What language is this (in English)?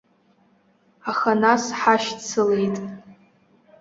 Abkhazian